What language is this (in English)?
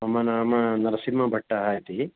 Sanskrit